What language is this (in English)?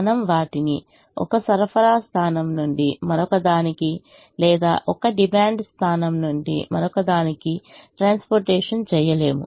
Telugu